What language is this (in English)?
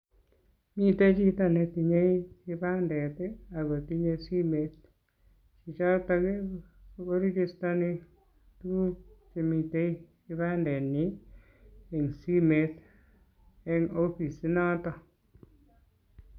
Kalenjin